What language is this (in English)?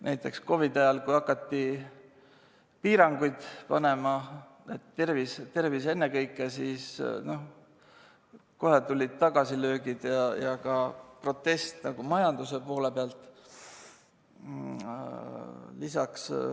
Estonian